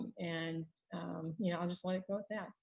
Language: English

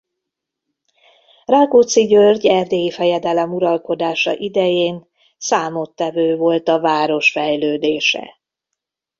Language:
Hungarian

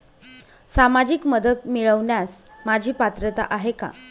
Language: Marathi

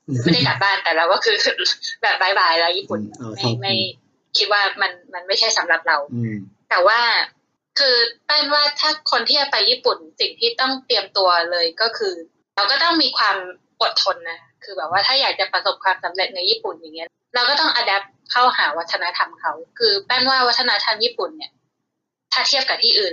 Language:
Thai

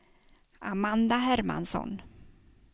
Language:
Swedish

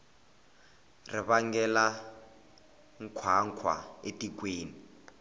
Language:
Tsonga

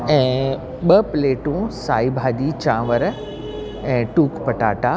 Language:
Sindhi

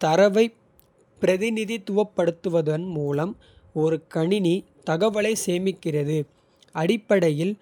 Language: Kota (India)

